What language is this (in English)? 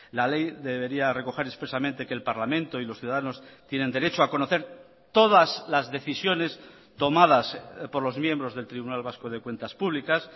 Spanish